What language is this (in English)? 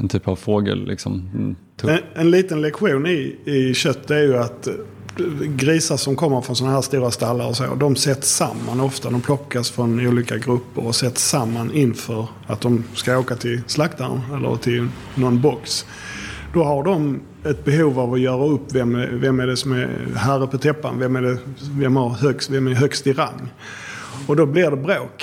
Swedish